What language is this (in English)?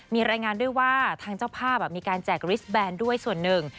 Thai